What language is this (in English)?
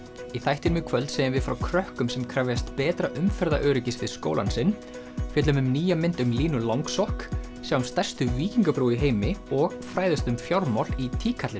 Icelandic